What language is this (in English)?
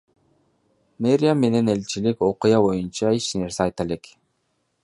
Kyrgyz